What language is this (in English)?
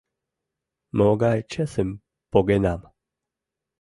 Mari